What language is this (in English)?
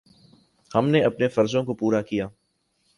Urdu